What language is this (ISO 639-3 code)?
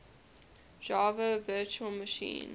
eng